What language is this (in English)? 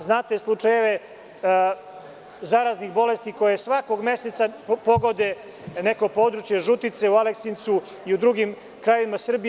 Serbian